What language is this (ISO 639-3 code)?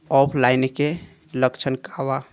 bho